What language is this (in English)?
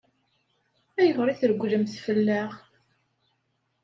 Kabyle